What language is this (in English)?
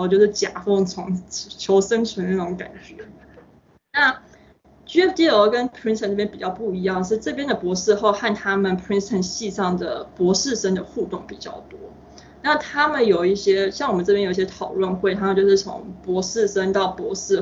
Chinese